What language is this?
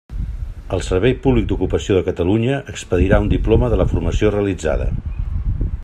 Catalan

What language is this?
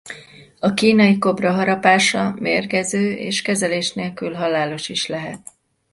Hungarian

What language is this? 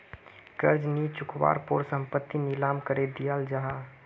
Magahi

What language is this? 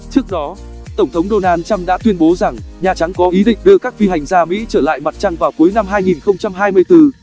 Vietnamese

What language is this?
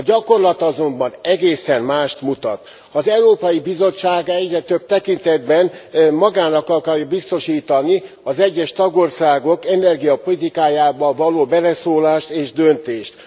Hungarian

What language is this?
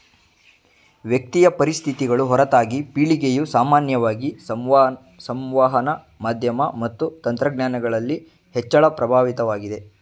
Kannada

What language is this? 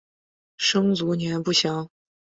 Chinese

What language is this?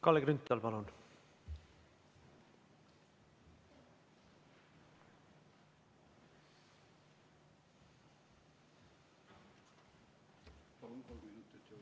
Estonian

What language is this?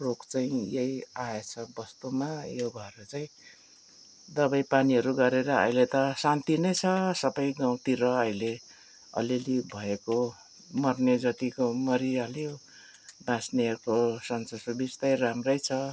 Nepali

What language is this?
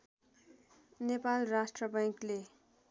Nepali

